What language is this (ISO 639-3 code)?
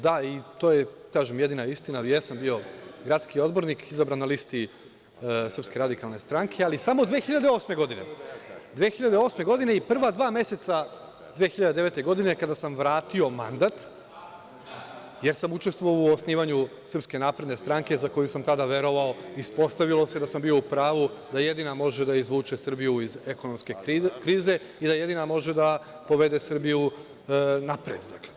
srp